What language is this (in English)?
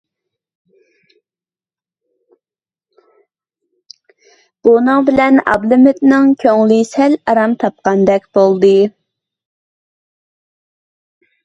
Uyghur